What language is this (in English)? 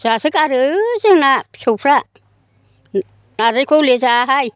Bodo